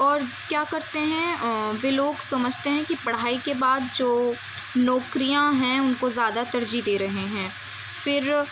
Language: Urdu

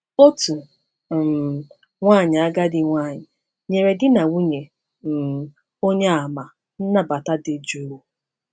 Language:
Igbo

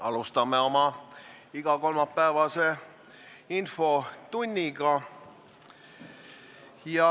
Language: Estonian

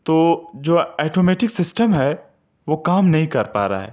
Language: Urdu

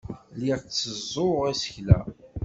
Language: Kabyle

